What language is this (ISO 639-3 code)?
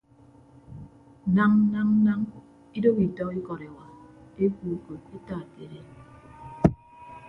ibb